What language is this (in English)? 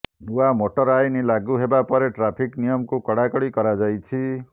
Odia